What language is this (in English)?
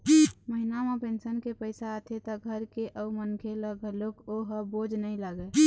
Chhattisgarhi